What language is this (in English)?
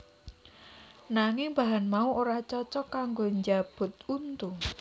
Javanese